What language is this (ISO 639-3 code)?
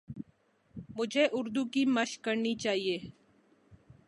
urd